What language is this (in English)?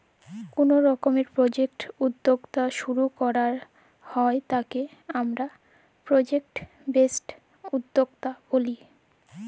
Bangla